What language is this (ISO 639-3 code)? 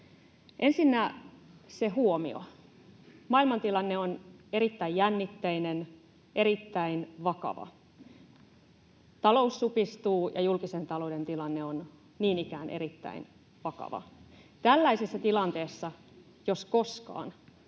fin